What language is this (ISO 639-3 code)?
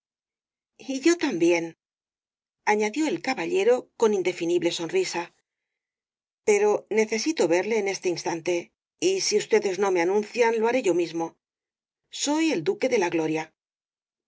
spa